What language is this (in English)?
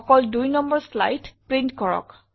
Assamese